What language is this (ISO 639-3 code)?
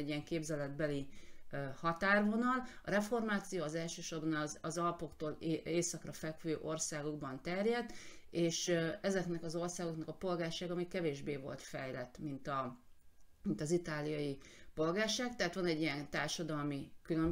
hun